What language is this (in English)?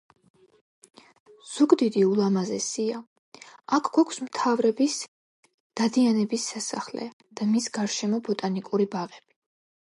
Georgian